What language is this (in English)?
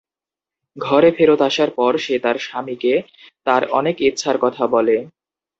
Bangla